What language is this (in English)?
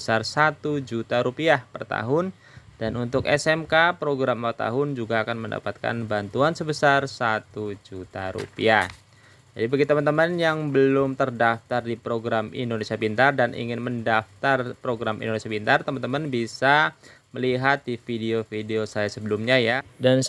Indonesian